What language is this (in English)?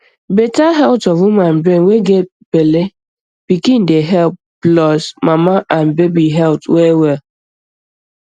Nigerian Pidgin